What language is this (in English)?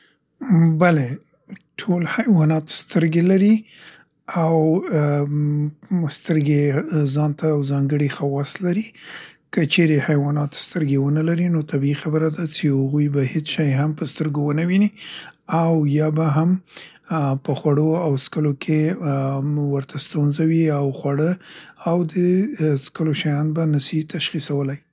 Central Pashto